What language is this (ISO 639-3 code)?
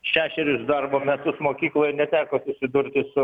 lit